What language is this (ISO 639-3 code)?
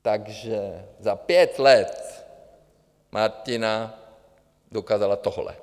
ces